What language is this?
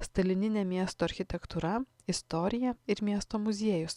Lithuanian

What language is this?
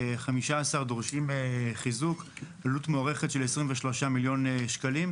Hebrew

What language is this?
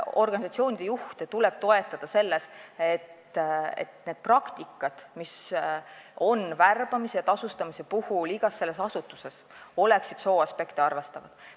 Estonian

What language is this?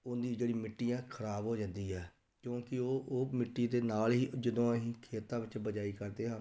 Punjabi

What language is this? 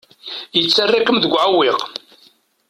Kabyle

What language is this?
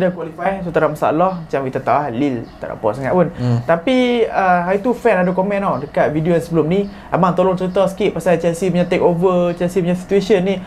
Malay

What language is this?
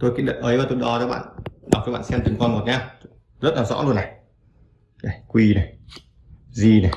Vietnamese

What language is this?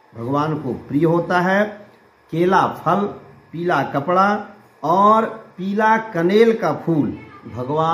Hindi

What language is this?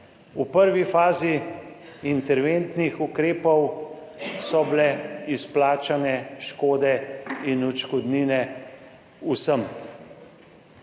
Slovenian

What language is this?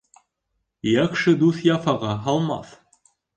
Bashkir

